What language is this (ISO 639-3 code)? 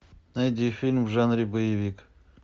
rus